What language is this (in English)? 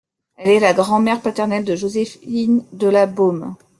French